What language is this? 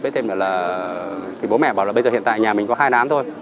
Vietnamese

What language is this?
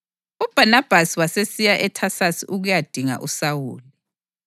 North Ndebele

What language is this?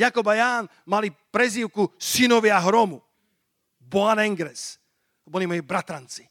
Slovak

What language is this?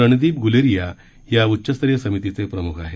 Marathi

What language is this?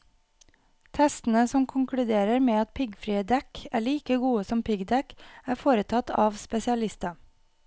Norwegian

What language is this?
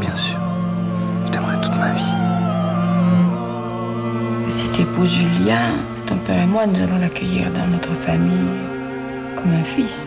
French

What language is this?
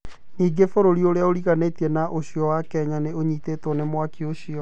Kikuyu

